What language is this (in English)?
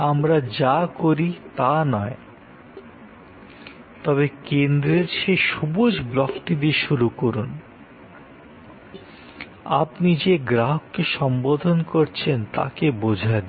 Bangla